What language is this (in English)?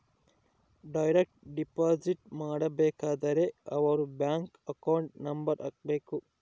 Kannada